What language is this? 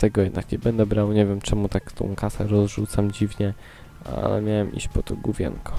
Polish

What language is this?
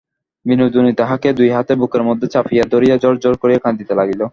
Bangla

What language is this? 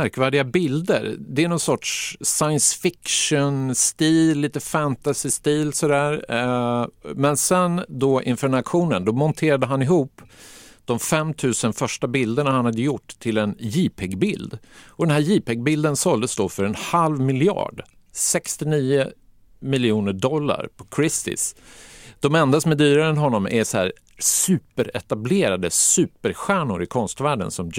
Swedish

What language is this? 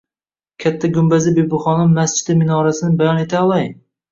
Uzbek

